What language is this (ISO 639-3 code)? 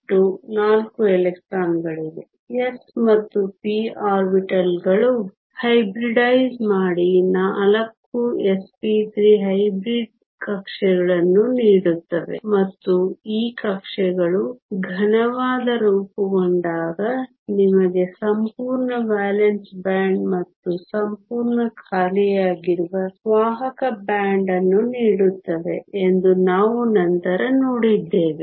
kan